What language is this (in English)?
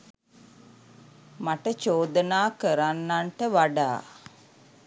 Sinhala